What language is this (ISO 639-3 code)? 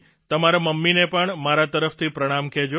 guj